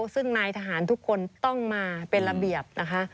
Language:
Thai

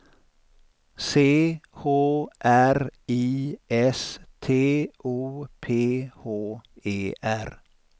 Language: Swedish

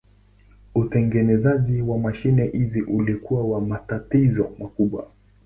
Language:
Swahili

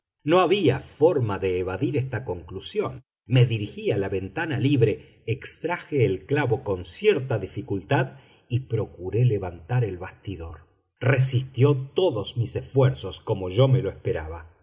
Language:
Spanish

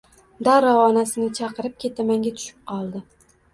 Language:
Uzbek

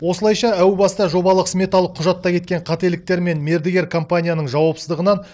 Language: Kazakh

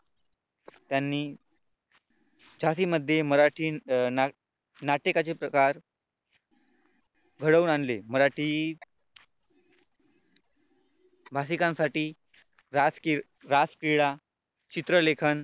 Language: Marathi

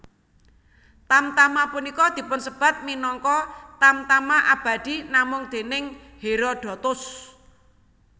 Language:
Javanese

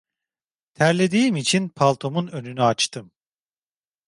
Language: Turkish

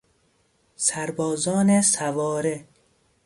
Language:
Persian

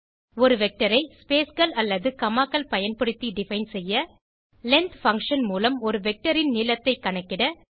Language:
Tamil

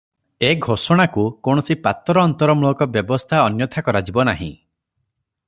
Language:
Odia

